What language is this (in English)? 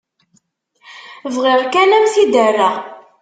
Kabyle